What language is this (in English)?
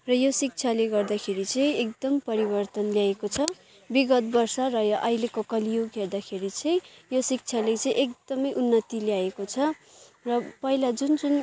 Nepali